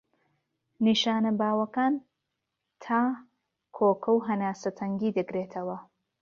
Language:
Central Kurdish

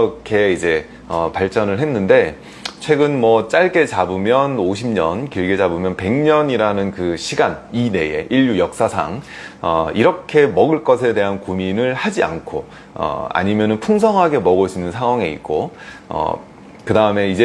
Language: Korean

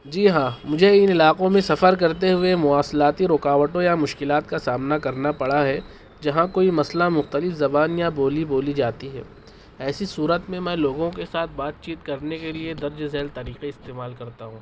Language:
Urdu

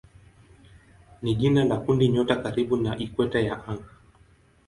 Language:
Swahili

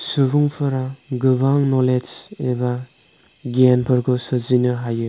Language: Bodo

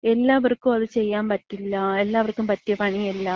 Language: Malayalam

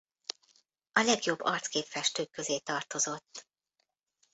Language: Hungarian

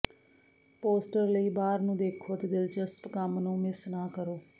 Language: Punjabi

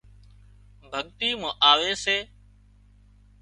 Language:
Wadiyara Koli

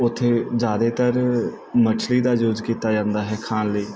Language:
Punjabi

